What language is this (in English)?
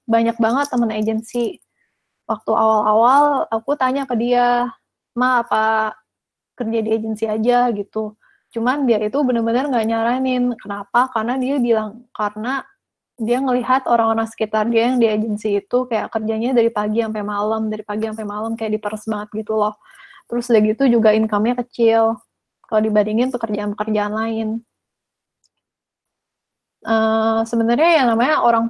Indonesian